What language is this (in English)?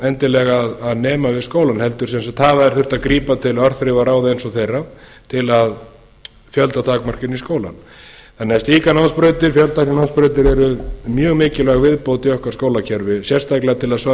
Icelandic